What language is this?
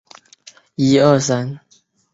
Chinese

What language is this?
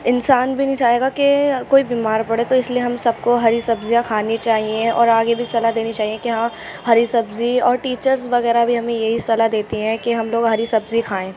Urdu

